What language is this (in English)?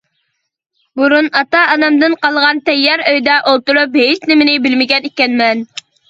Uyghur